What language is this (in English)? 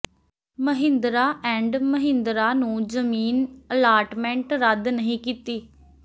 Punjabi